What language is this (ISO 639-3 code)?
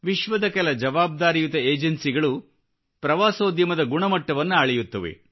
kan